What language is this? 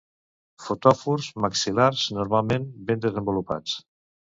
Catalan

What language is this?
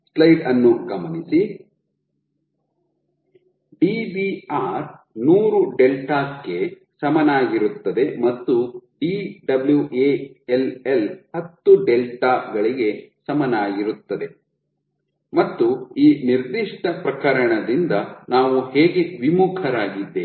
Kannada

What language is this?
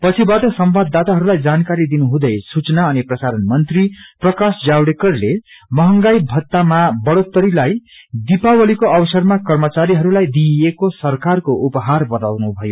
Nepali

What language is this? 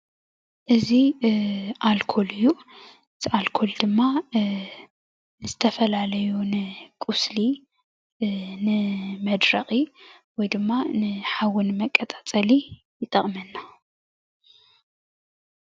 Tigrinya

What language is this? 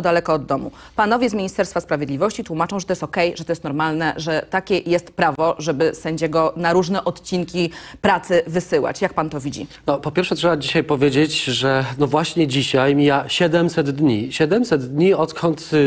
Polish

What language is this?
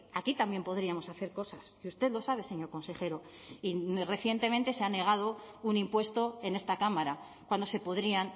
Spanish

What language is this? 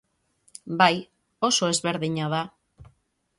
Basque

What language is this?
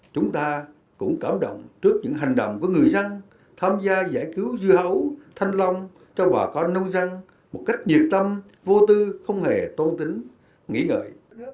Vietnamese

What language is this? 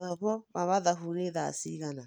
Kikuyu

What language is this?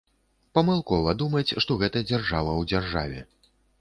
Belarusian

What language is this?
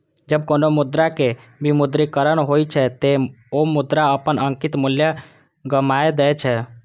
Maithili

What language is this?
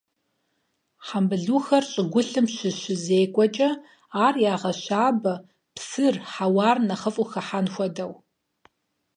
Kabardian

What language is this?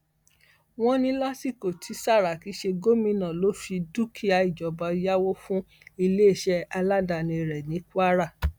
Yoruba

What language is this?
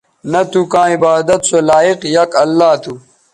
Bateri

